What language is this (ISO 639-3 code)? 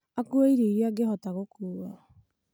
kik